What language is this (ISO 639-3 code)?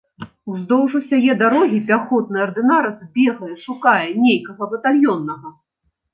bel